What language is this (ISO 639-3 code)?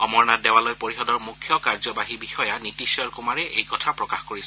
asm